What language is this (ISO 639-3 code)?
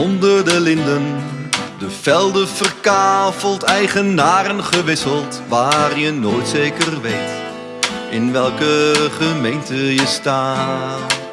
nld